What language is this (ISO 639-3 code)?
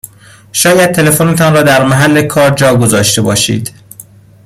fas